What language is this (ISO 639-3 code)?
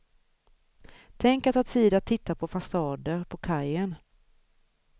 swe